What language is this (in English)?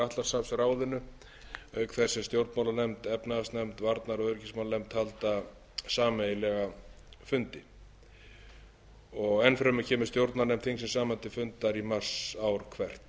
Icelandic